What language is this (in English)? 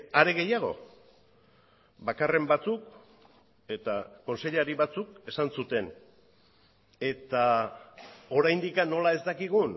Basque